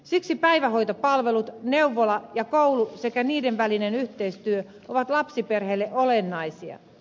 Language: Finnish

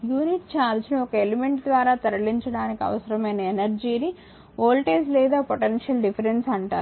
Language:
Telugu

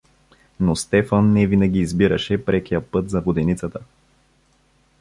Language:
Bulgarian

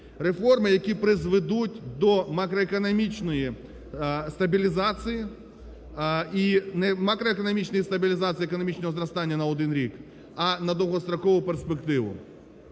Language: Ukrainian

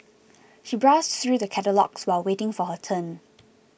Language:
English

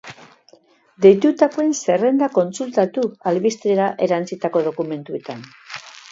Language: Basque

